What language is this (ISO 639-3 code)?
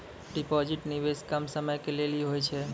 mai